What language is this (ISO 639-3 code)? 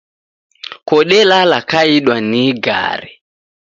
dav